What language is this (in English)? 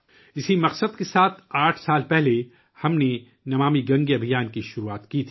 Urdu